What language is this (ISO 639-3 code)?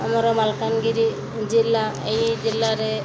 ori